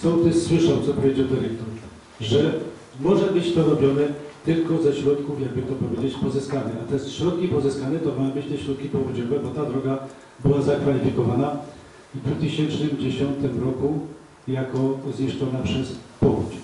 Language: Polish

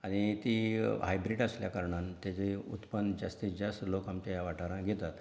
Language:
Konkani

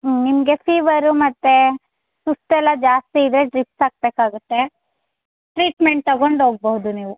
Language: Kannada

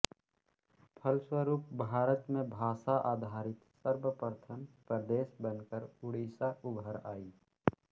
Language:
Hindi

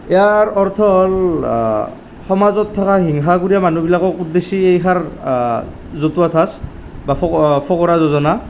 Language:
Assamese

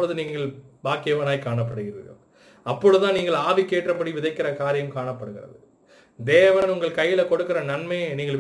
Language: Tamil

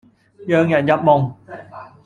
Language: Cantonese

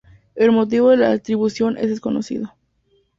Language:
Spanish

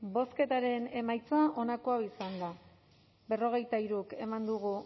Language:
Basque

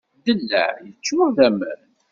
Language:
Kabyle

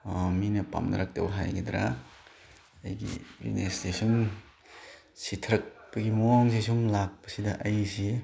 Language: Manipuri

